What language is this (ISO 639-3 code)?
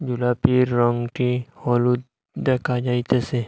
ben